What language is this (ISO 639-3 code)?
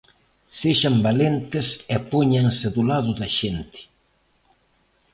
glg